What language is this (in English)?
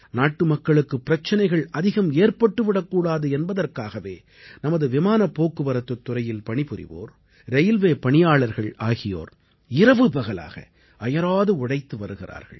Tamil